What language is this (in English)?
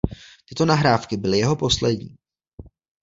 Czech